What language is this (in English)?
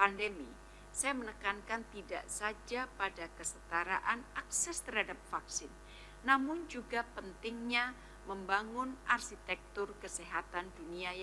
Indonesian